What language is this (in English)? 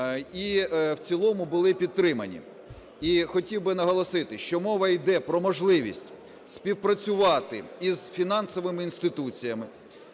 Ukrainian